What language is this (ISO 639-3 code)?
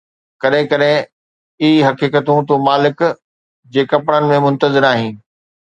snd